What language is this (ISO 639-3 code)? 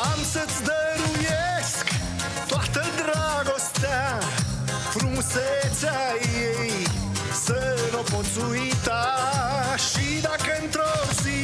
ron